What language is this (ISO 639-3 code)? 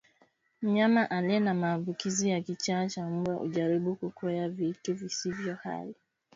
swa